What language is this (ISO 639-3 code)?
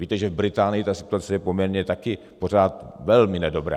ces